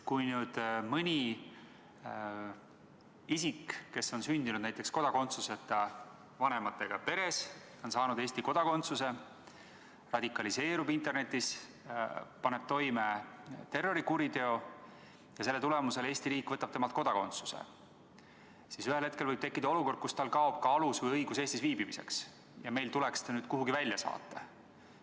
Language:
Estonian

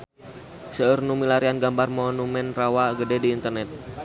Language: Sundanese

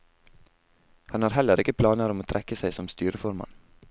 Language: Norwegian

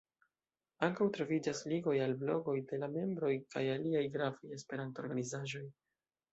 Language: Esperanto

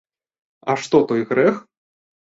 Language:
Belarusian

